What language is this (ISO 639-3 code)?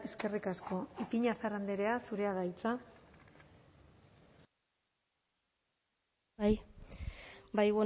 eus